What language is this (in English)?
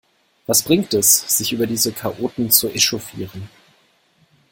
German